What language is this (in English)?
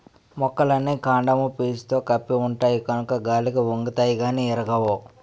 Telugu